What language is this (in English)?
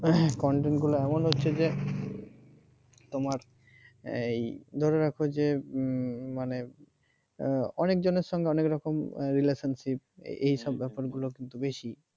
Bangla